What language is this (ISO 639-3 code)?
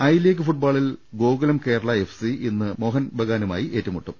mal